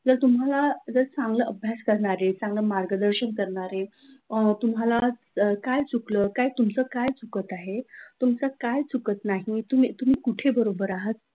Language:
Marathi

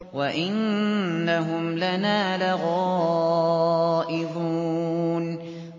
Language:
Arabic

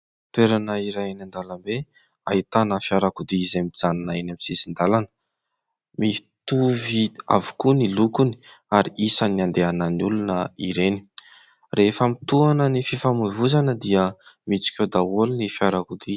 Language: Malagasy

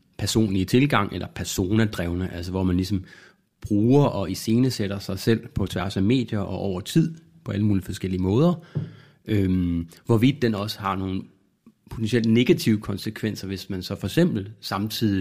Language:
Danish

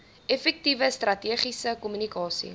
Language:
Afrikaans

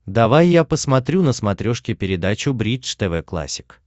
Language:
Russian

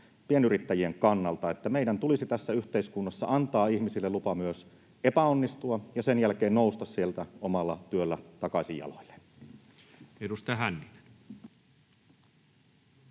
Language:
Finnish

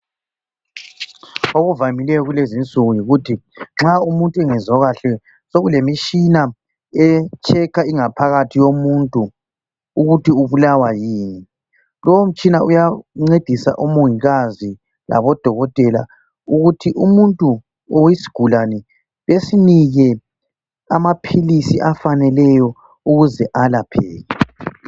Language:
North Ndebele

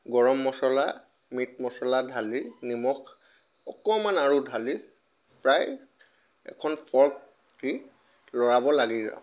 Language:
Assamese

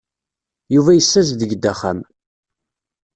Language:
Kabyle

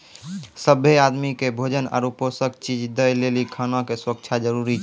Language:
Maithili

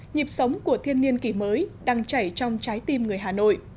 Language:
Vietnamese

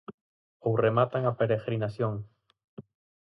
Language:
Galician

